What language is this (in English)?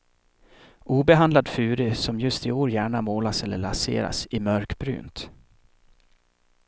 Swedish